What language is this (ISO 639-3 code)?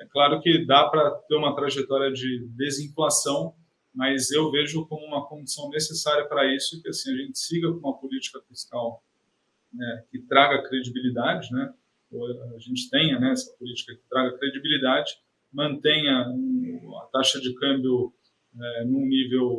por